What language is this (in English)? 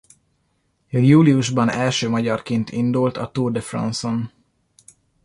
Hungarian